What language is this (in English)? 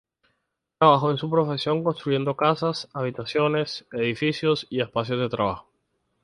Spanish